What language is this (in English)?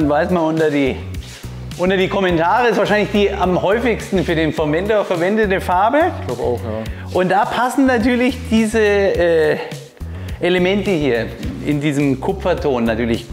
German